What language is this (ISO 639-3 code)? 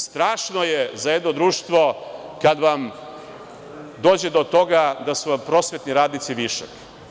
srp